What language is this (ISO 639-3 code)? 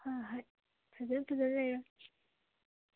mni